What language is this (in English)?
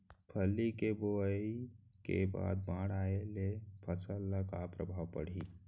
Chhattisgarhi